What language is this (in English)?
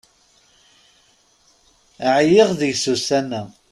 Kabyle